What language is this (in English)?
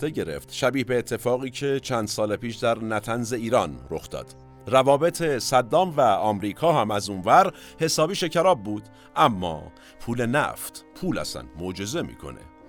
Persian